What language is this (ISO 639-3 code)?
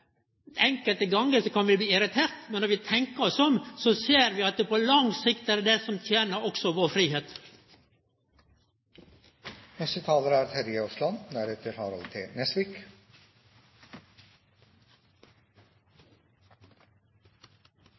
nno